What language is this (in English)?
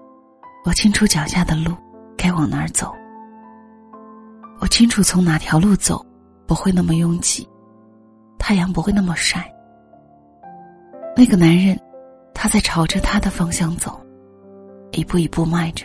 Chinese